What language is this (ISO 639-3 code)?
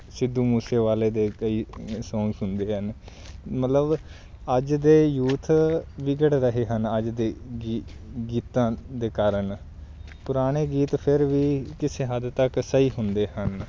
pan